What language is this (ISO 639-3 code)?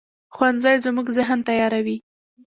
pus